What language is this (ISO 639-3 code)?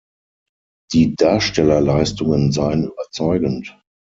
deu